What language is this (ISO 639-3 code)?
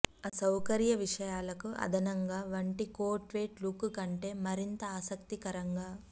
tel